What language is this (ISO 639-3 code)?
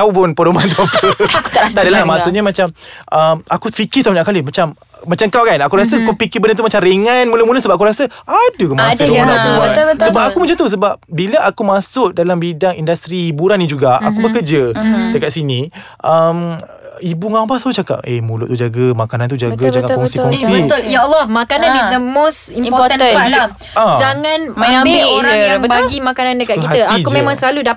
msa